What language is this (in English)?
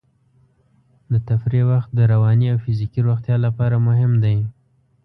Pashto